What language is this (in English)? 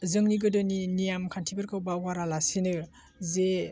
Bodo